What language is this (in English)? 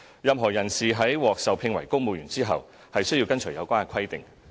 Cantonese